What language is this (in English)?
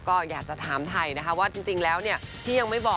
Thai